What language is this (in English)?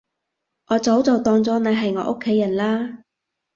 Cantonese